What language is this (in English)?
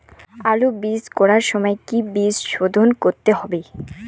Bangla